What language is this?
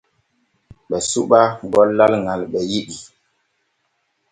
Borgu Fulfulde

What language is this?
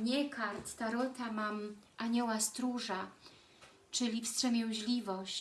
Polish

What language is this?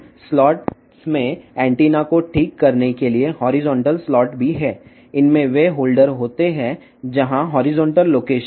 Telugu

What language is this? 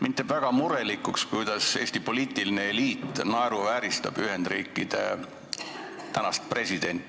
Estonian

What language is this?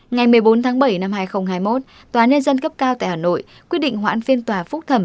Vietnamese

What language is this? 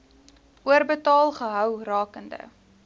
Afrikaans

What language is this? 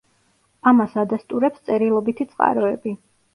Georgian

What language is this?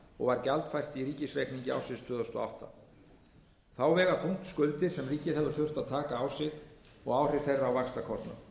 Icelandic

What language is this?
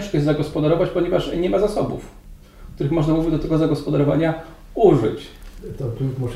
Polish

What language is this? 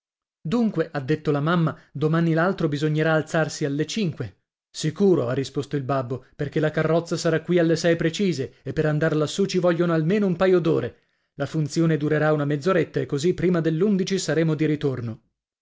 Italian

